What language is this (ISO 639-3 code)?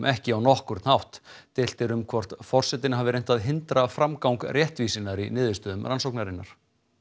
isl